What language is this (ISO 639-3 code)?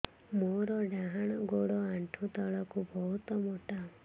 ori